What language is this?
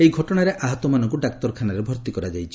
Odia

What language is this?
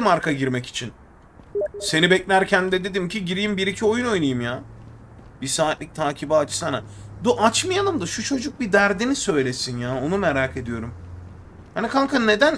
Turkish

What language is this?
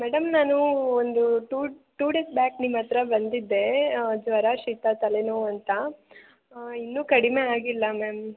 Kannada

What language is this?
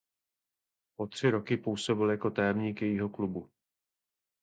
Czech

